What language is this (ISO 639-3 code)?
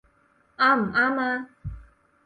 yue